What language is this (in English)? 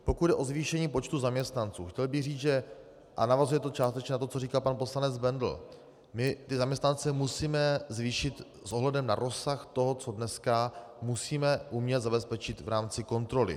Czech